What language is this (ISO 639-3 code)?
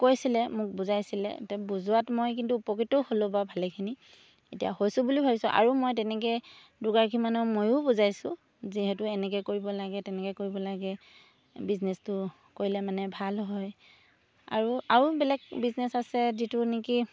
asm